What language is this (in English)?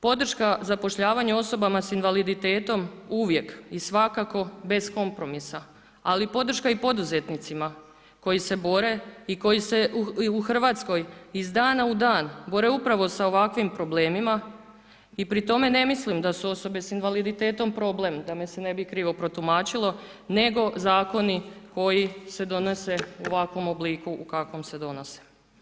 Croatian